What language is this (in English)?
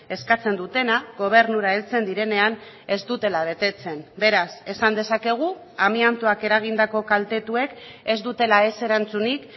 Basque